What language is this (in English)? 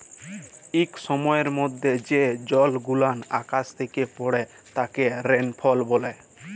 Bangla